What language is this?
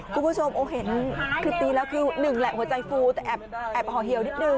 Thai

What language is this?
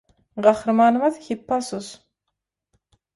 Turkmen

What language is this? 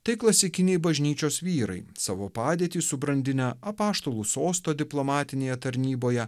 Lithuanian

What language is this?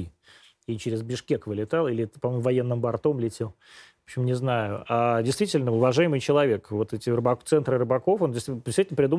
Russian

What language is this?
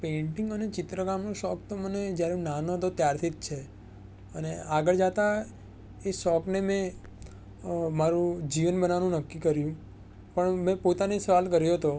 Gujarati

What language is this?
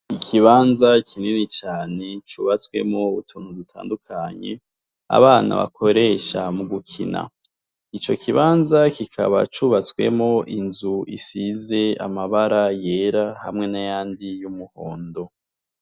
Rundi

